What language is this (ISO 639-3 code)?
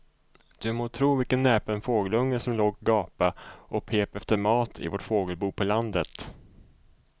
swe